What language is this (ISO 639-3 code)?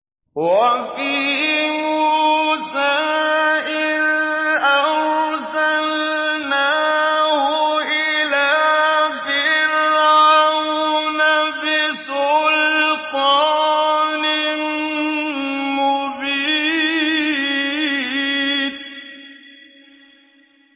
ara